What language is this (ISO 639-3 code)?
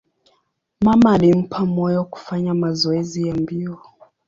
swa